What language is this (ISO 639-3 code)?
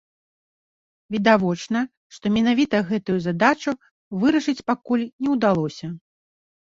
bel